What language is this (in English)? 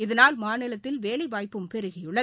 Tamil